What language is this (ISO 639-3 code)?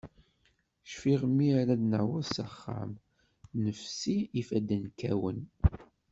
kab